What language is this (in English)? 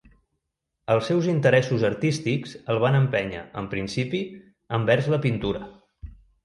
Catalan